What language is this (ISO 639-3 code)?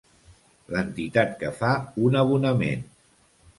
cat